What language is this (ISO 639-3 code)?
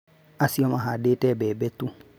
kik